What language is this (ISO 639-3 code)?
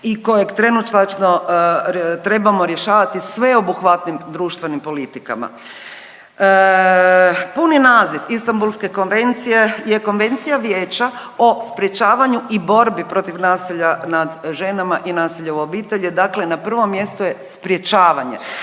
hrv